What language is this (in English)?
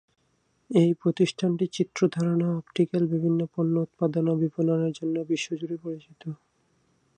Bangla